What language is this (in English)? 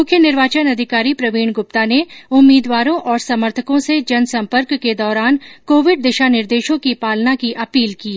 Hindi